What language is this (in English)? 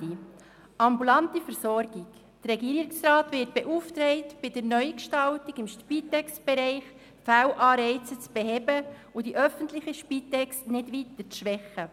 Swiss German